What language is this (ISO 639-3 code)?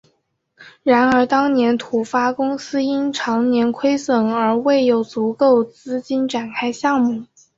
zho